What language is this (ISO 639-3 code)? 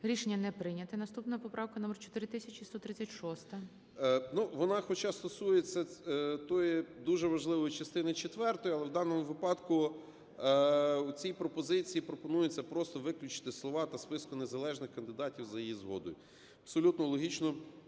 ukr